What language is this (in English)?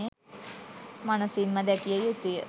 Sinhala